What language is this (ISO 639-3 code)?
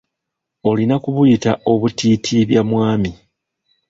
lug